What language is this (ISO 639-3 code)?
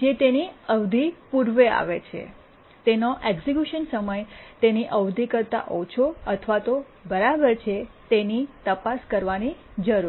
guj